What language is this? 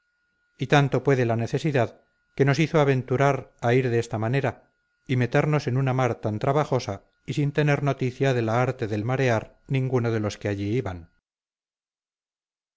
Spanish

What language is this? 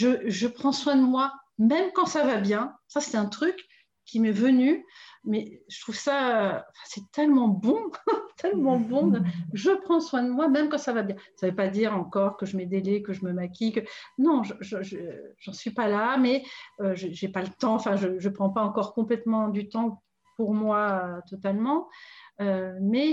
French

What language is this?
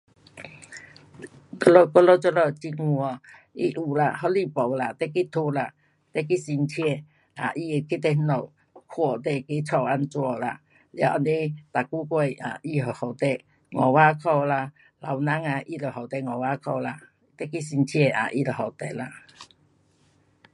Pu-Xian Chinese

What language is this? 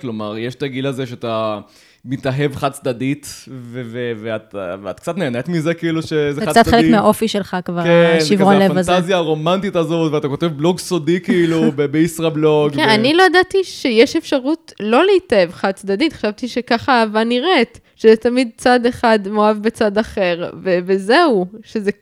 Hebrew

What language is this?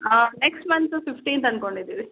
Kannada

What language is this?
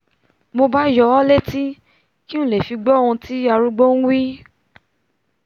Yoruba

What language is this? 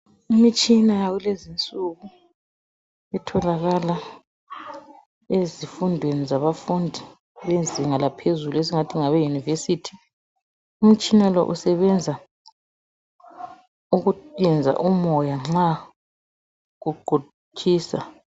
North Ndebele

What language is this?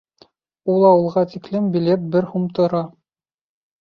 Bashkir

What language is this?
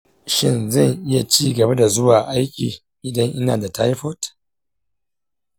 Hausa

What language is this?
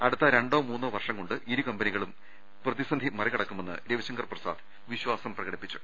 Malayalam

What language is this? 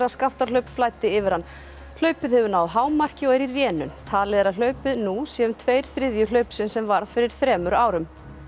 Icelandic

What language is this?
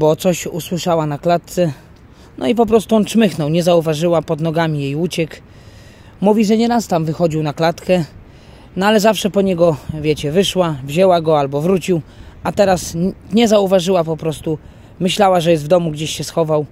Polish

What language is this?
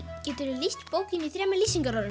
Icelandic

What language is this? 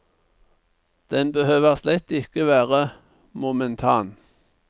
Norwegian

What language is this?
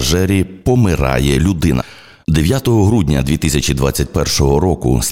Ukrainian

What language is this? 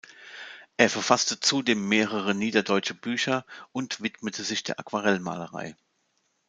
German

